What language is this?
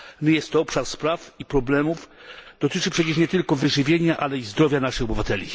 Polish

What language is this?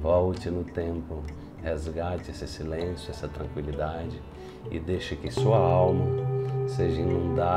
Portuguese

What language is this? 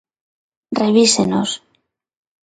Galician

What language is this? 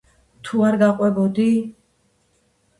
Georgian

